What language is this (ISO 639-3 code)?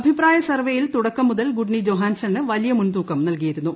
mal